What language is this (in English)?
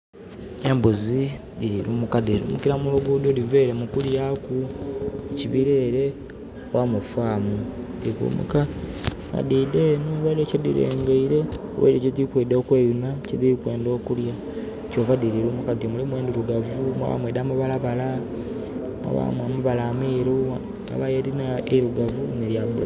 Soga